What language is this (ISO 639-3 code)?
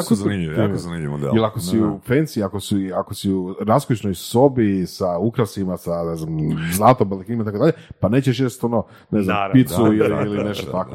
hrv